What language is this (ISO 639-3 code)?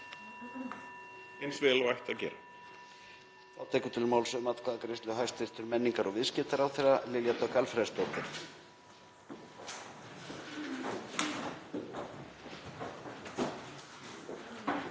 isl